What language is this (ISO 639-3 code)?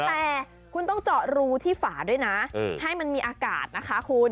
tha